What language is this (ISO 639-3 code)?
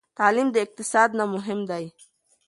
pus